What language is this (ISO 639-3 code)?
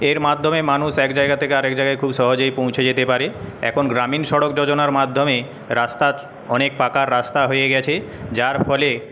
ben